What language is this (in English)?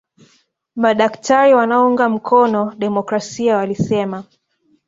Swahili